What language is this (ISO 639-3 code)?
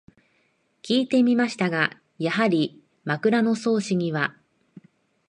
jpn